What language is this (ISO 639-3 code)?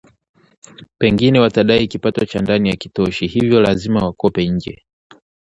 swa